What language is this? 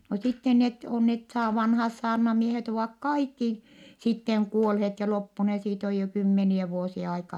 Finnish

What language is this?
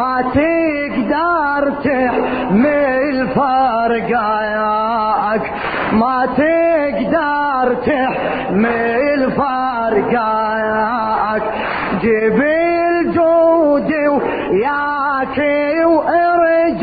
Arabic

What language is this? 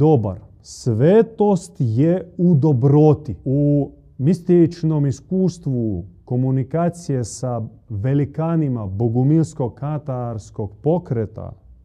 Croatian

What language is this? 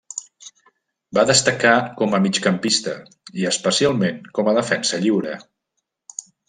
Catalan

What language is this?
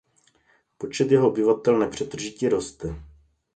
Czech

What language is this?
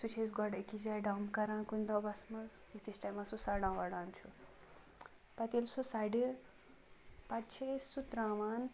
Kashmiri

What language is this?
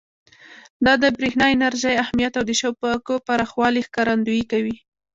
Pashto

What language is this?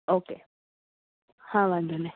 Gujarati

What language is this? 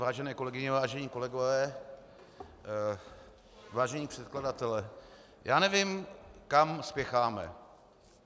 Czech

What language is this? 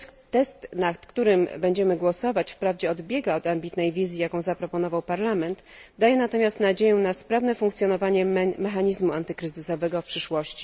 Polish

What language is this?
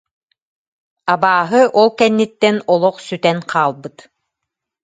Yakut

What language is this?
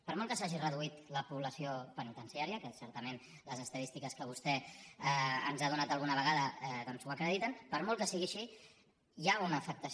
Catalan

